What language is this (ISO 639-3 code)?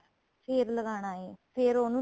pan